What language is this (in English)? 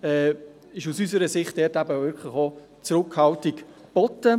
Swiss German